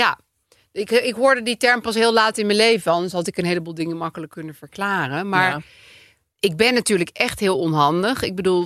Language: Dutch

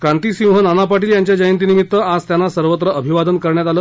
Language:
Marathi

